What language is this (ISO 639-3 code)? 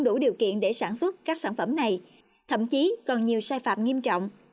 vie